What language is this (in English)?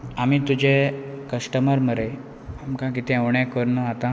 Konkani